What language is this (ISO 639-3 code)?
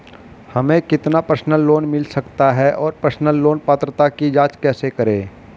hin